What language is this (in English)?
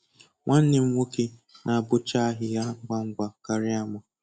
Igbo